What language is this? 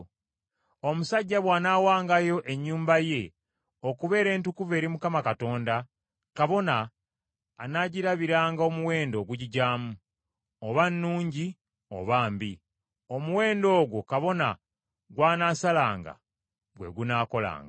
Ganda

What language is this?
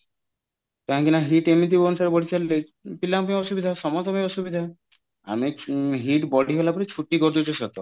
Odia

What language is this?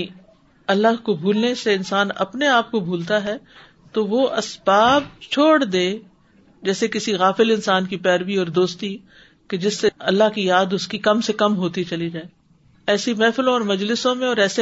Urdu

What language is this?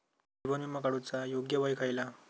Marathi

